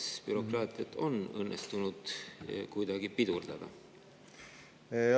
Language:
Estonian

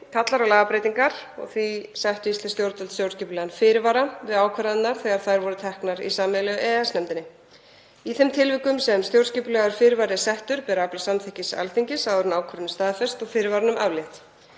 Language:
Icelandic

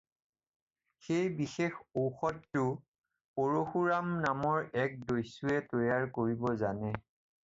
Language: Assamese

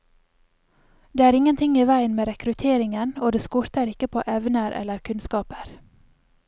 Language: Norwegian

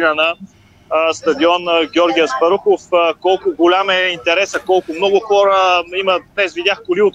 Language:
Bulgarian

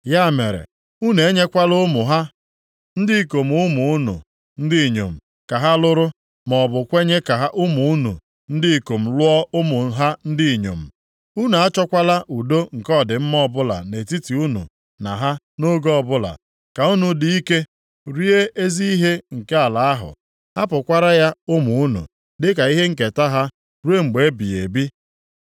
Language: Igbo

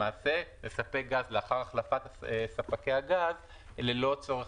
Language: Hebrew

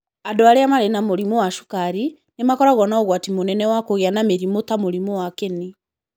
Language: Kikuyu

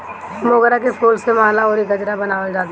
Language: Bhojpuri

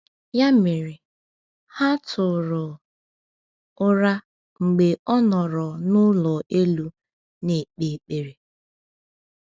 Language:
Igbo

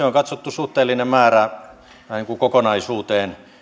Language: Finnish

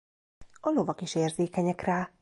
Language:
Hungarian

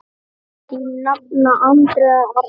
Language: Icelandic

